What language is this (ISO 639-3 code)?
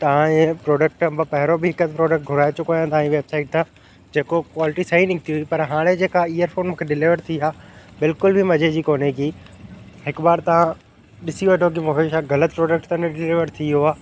snd